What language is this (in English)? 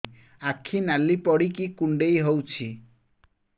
Odia